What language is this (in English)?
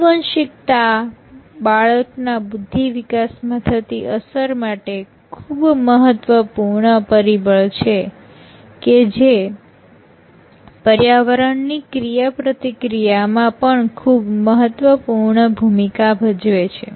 Gujarati